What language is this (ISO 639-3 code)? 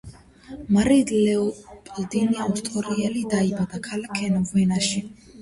kat